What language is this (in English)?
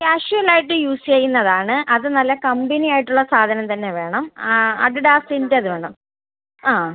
Malayalam